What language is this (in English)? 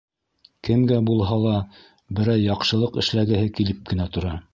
Bashkir